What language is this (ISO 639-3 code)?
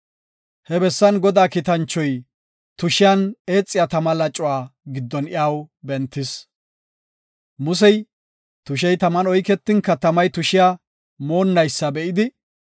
gof